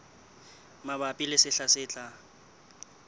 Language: Southern Sotho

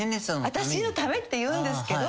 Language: Japanese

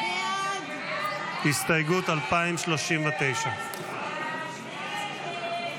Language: Hebrew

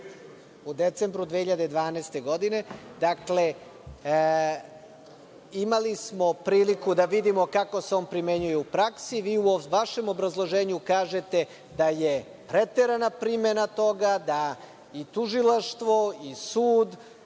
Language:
Serbian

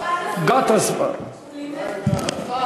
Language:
Hebrew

